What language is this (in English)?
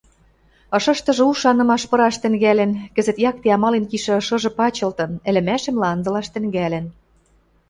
Western Mari